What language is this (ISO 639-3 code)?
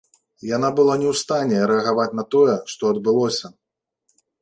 bel